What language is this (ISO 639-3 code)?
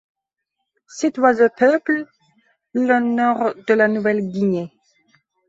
fra